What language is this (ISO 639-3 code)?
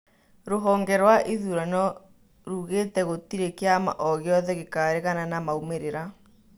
kik